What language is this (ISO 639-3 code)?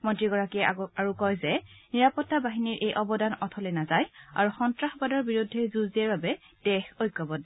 asm